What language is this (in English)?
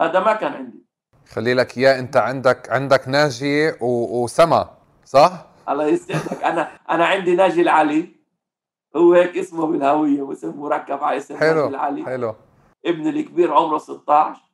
Arabic